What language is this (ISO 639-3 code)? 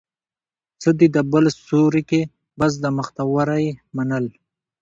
pus